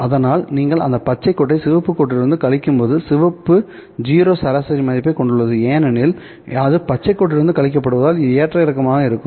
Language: Tamil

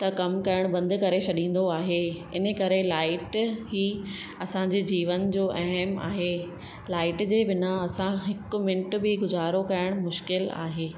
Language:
Sindhi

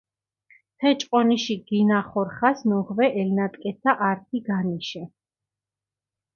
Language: Mingrelian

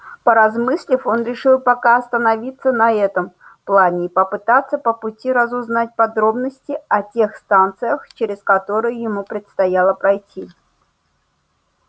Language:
Russian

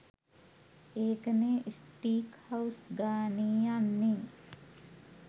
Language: Sinhala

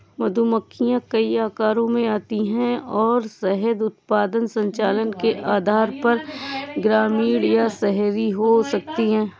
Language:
Hindi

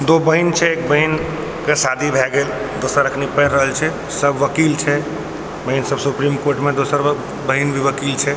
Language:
Maithili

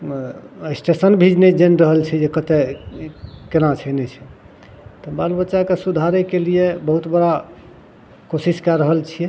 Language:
Maithili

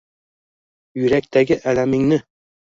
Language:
Uzbek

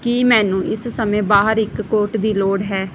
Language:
Punjabi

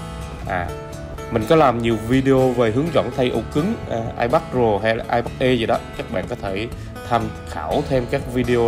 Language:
Vietnamese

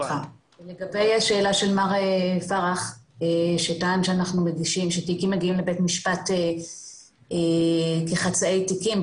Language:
Hebrew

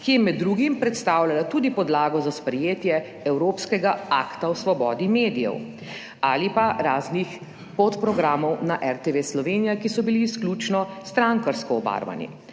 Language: Slovenian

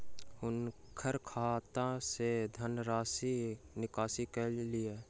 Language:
Maithili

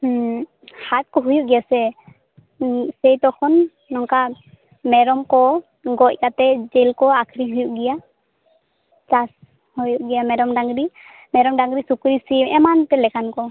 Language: Santali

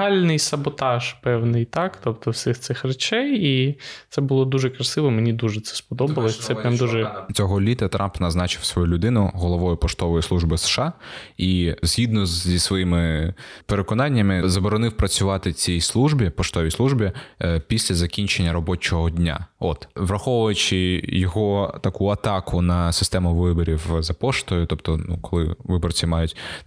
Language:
Ukrainian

